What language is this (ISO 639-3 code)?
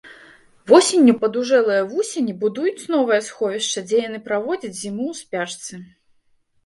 bel